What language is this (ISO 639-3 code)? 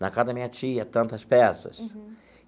por